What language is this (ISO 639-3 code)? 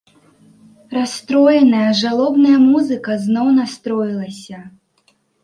bel